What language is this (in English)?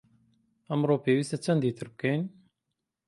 Central Kurdish